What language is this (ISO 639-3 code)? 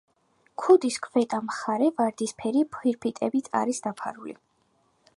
kat